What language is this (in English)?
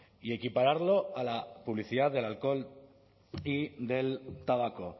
Spanish